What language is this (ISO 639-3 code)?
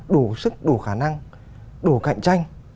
vie